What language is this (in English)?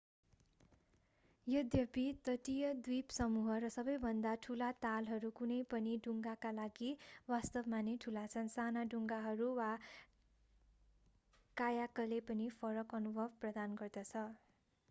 Nepali